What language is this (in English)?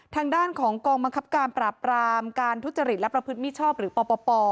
Thai